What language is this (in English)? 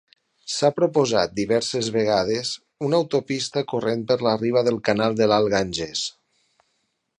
Catalan